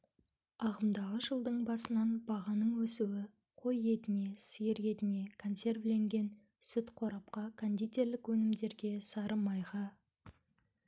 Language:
Kazakh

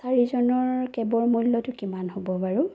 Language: Assamese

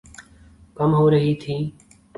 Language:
Urdu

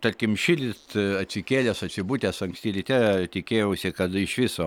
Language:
Lithuanian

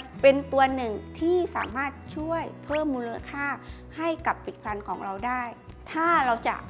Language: Thai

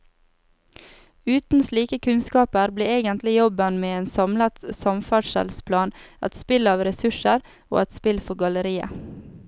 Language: Norwegian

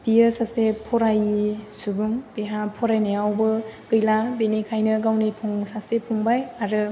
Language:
Bodo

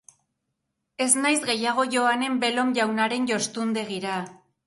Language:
Basque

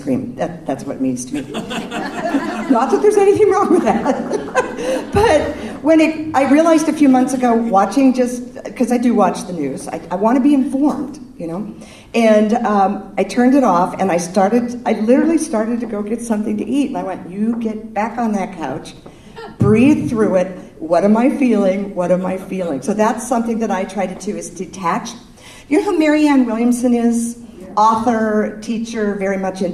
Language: English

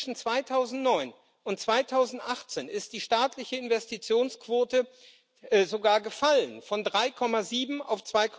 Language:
German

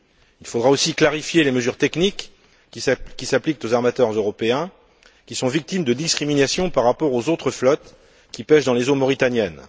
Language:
French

